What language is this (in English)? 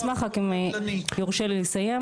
Hebrew